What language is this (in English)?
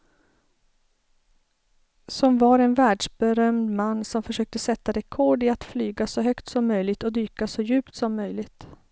Swedish